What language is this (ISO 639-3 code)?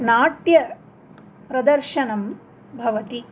san